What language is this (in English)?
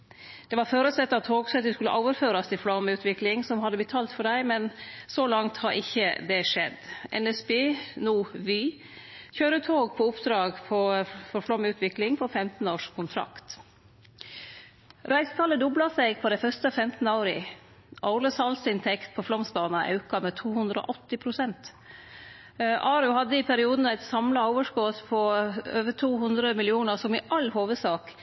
Norwegian Nynorsk